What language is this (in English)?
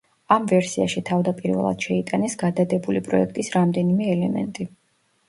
Georgian